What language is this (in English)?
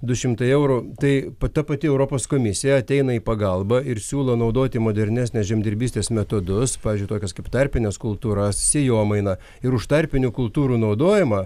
Lithuanian